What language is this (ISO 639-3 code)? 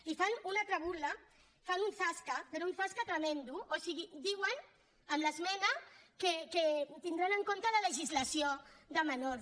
cat